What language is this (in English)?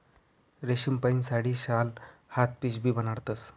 Marathi